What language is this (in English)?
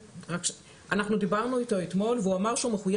Hebrew